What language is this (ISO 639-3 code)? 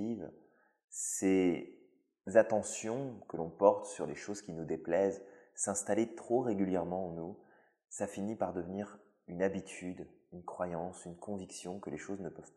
fra